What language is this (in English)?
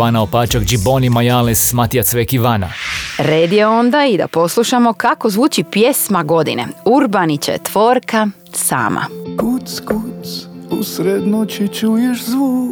Croatian